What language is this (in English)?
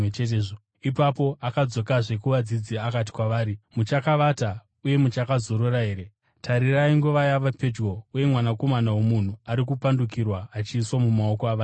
Shona